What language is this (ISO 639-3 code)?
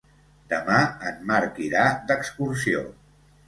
cat